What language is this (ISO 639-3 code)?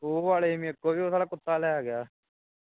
pan